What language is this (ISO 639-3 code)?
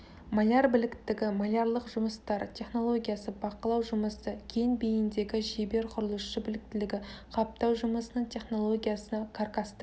kaz